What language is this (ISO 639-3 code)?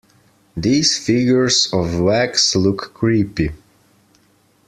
eng